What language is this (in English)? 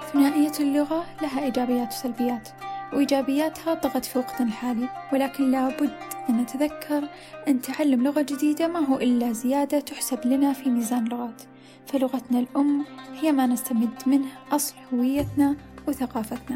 Arabic